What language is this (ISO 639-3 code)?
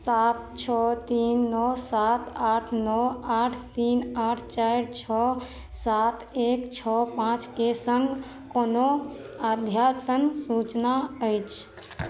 mai